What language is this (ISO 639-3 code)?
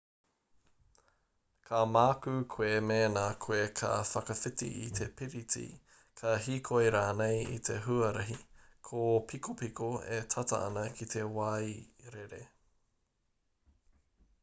mri